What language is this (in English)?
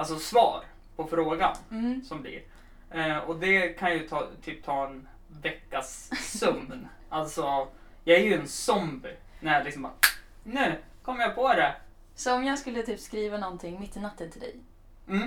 Swedish